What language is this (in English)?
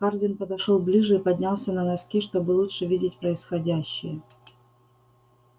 Russian